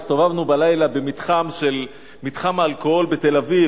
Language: Hebrew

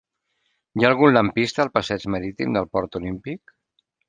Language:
Catalan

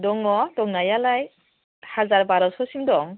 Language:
Bodo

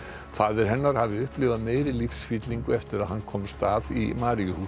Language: Icelandic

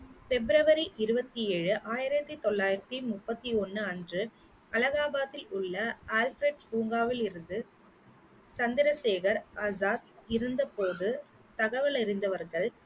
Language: Tamil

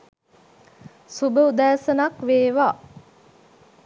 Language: Sinhala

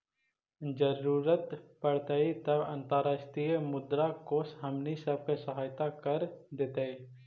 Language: Magahi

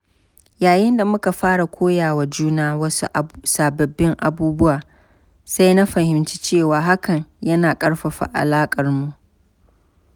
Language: Hausa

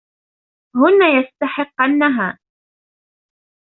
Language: Arabic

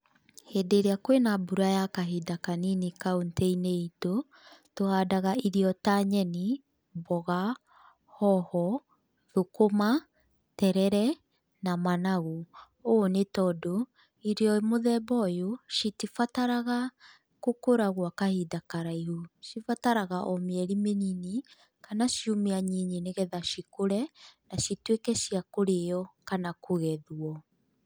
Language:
Kikuyu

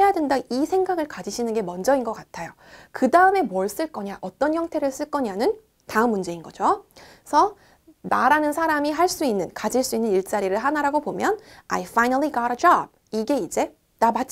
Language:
Korean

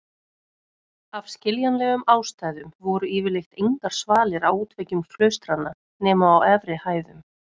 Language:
Icelandic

